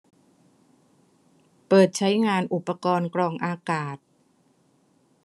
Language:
Thai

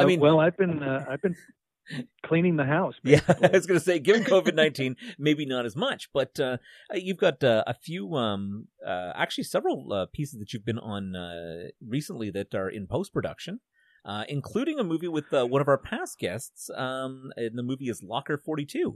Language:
English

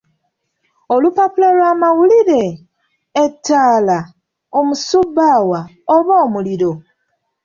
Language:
Ganda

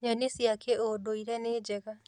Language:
Kikuyu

